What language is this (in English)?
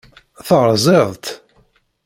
Kabyle